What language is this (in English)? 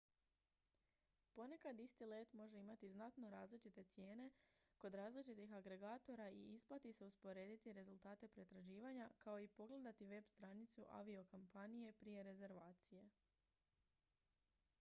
Croatian